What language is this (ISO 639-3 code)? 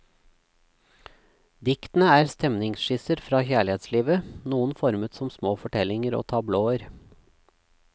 nor